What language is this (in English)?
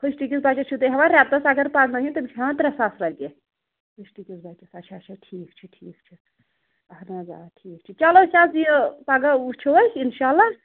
Kashmiri